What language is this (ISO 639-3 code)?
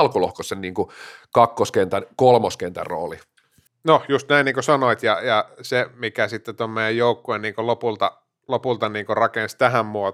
fin